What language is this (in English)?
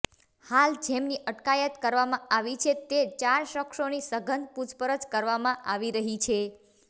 Gujarati